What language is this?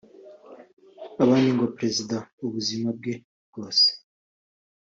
Kinyarwanda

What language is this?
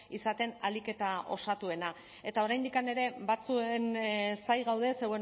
Basque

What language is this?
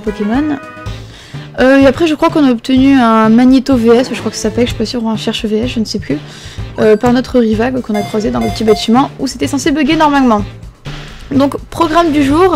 French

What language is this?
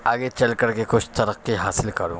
Urdu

